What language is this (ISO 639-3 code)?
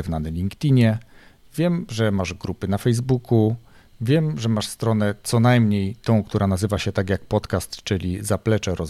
pol